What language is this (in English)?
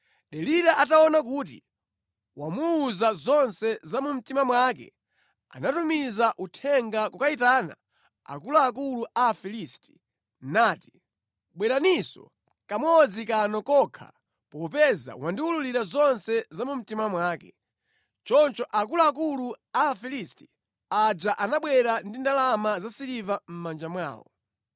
Nyanja